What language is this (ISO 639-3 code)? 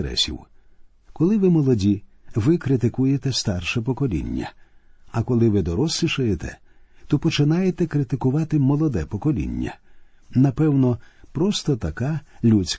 ukr